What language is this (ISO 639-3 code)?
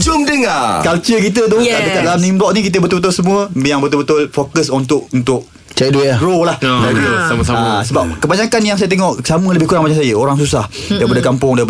msa